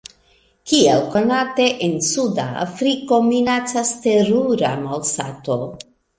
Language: Esperanto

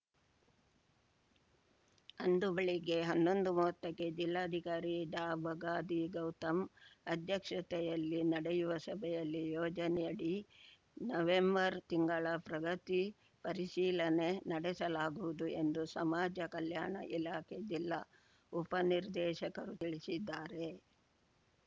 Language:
Kannada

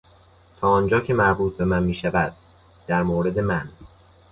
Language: Persian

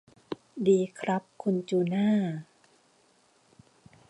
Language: Thai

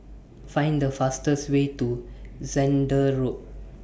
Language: English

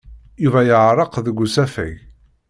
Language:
Kabyle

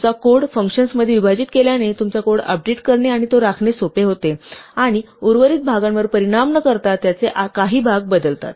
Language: Marathi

